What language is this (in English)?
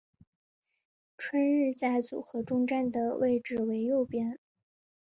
Chinese